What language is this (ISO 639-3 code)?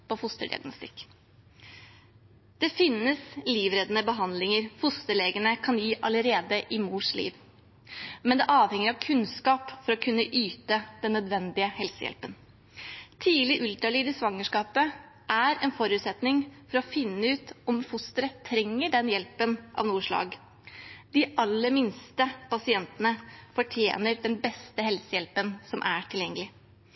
nob